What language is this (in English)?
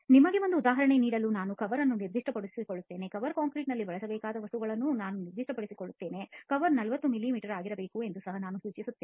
Kannada